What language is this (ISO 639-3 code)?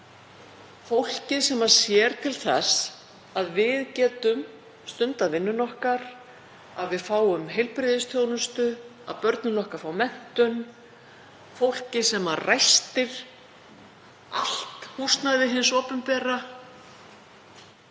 isl